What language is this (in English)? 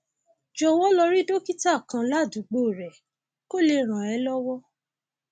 Yoruba